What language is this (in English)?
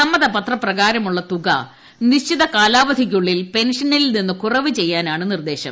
Malayalam